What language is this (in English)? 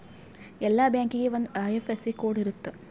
Kannada